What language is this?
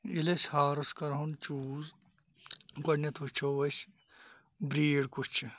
Kashmiri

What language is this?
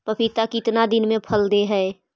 Magahi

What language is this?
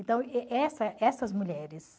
Portuguese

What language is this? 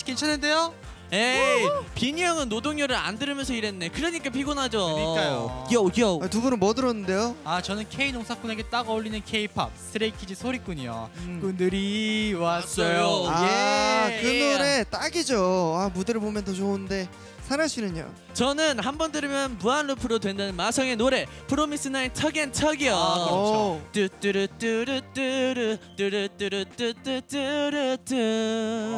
Korean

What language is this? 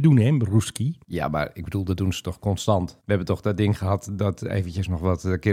Dutch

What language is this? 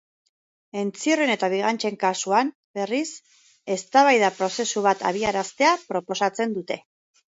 Basque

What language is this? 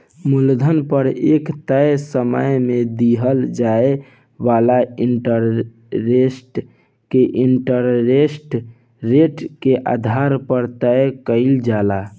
Bhojpuri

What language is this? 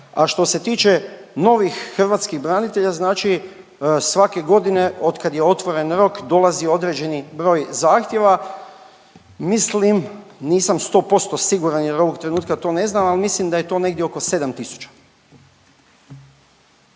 Croatian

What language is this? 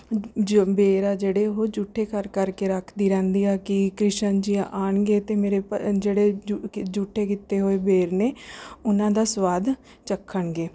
Punjabi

